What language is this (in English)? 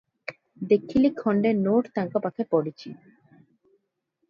Odia